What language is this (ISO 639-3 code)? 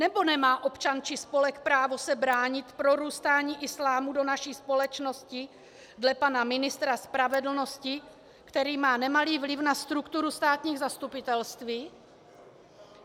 ces